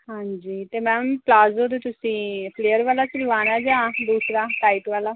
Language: Punjabi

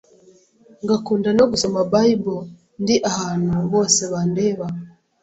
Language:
Kinyarwanda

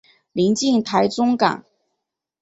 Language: Chinese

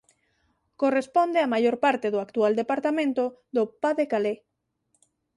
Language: Galician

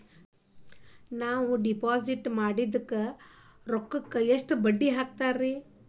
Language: Kannada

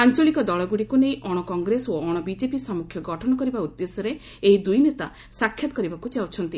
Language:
Odia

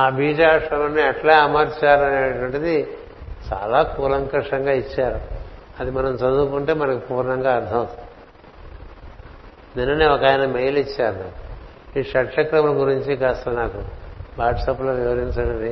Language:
Telugu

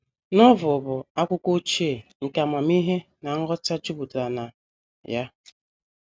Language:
Igbo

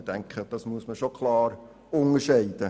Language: Swiss German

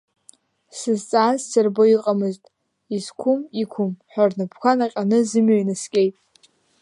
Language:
Abkhazian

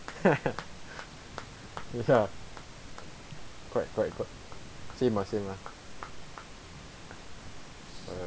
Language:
English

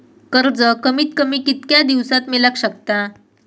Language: Marathi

